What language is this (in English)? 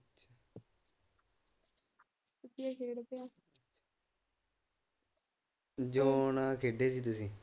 Punjabi